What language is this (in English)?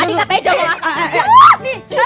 Indonesian